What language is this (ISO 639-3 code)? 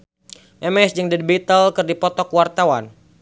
sun